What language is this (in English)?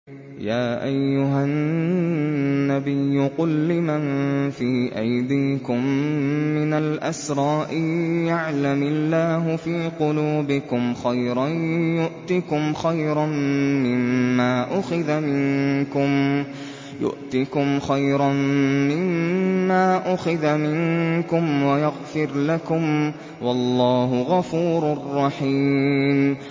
Arabic